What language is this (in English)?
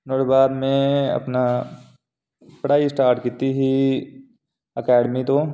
Dogri